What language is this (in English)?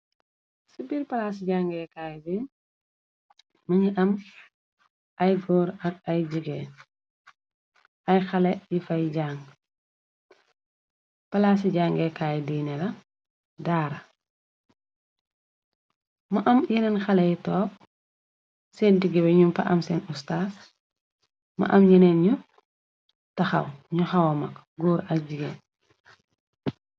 Wolof